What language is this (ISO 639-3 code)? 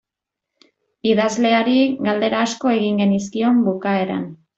eus